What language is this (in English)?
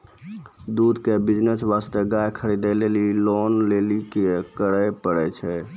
Maithili